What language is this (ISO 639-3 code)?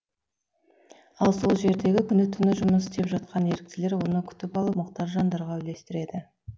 kaz